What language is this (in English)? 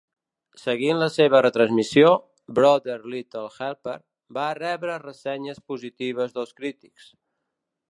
Catalan